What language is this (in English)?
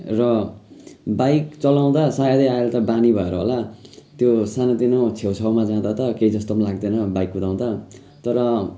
Nepali